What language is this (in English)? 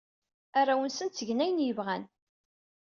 Kabyle